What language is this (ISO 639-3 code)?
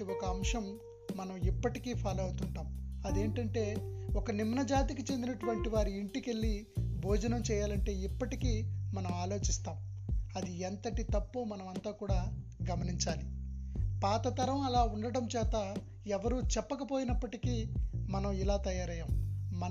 tel